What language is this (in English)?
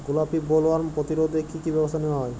Bangla